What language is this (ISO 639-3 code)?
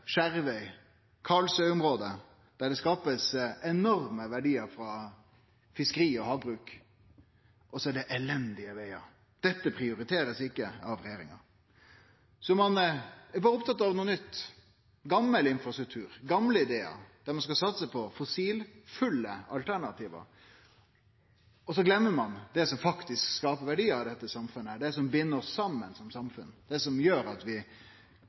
nno